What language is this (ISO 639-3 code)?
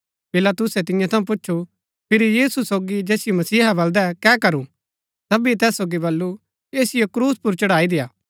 gbk